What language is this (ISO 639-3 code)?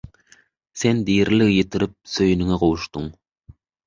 tuk